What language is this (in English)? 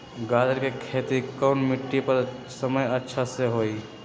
Magahi